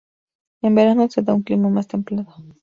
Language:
Spanish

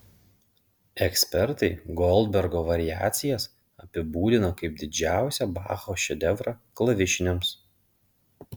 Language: Lithuanian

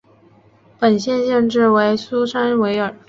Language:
Chinese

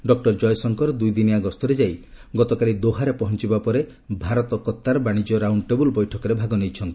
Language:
Odia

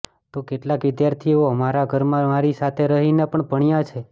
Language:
Gujarati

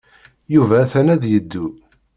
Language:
Kabyle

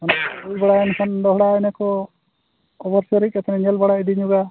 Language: Santali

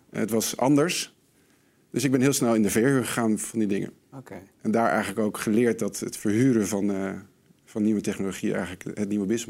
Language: Dutch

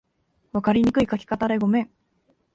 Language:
Japanese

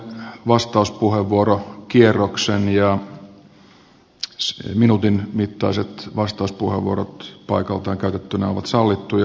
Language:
Finnish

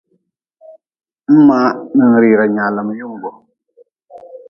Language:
Nawdm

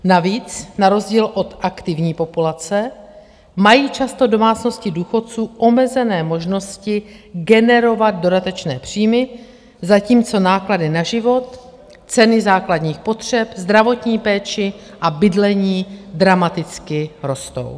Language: Czech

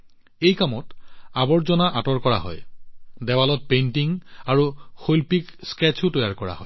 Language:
Assamese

